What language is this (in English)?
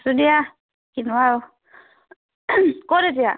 Assamese